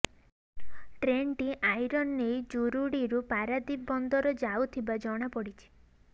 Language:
Odia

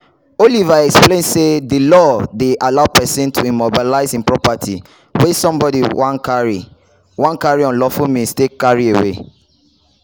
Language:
Nigerian Pidgin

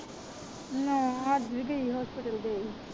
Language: Punjabi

